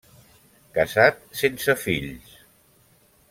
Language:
Catalan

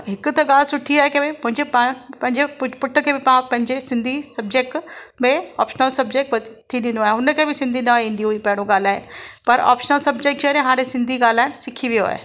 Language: Sindhi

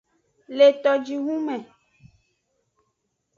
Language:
Aja (Benin)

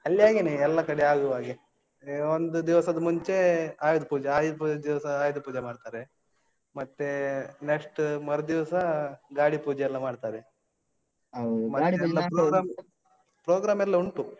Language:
Kannada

